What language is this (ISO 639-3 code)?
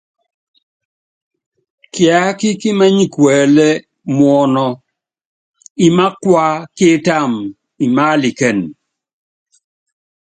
yav